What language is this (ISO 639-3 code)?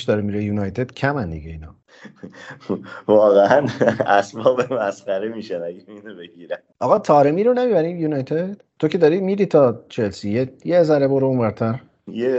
fas